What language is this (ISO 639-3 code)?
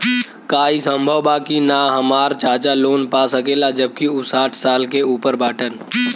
bho